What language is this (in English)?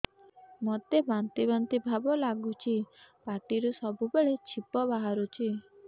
Odia